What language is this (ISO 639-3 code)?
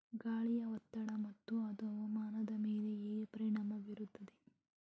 kan